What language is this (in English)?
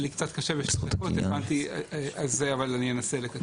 Hebrew